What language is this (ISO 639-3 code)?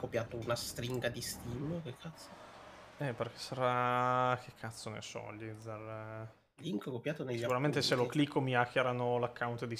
ita